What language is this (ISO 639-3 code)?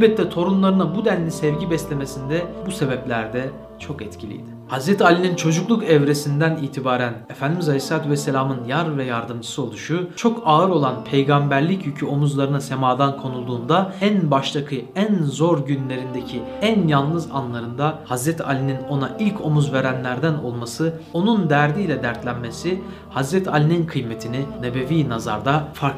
tur